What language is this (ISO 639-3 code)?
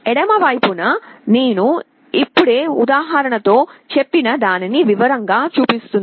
tel